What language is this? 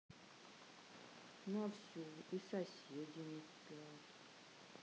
Russian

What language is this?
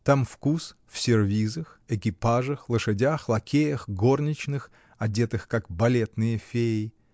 Russian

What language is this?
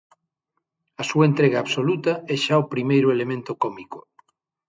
Galician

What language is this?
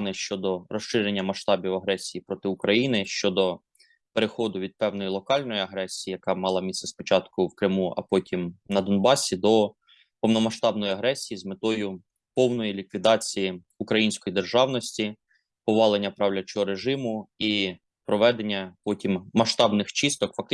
Ukrainian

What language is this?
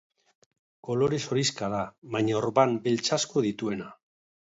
Basque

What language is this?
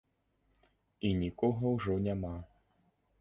Belarusian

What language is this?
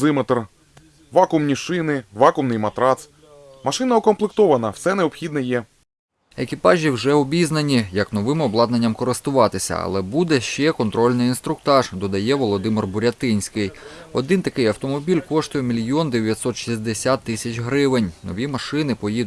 Ukrainian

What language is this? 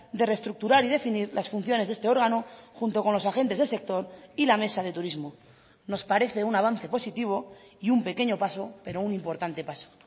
Spanish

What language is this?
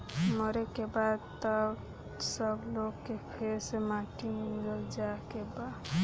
Bhojpuri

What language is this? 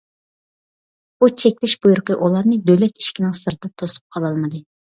Uyghur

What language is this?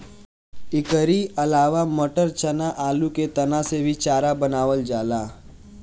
Bhojpuri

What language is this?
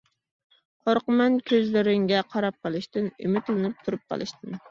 Uyghur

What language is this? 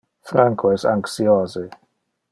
Interlingua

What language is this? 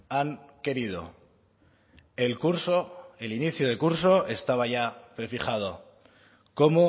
Spanish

